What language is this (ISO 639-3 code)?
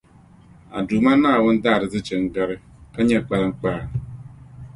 dag